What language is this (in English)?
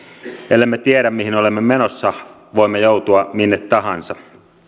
Finnish